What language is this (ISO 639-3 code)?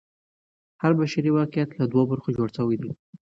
pus